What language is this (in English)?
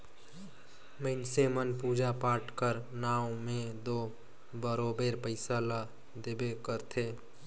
Chhattisgarhi